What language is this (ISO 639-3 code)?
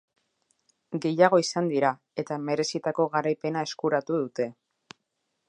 eus